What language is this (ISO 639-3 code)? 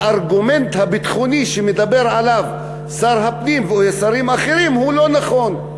heb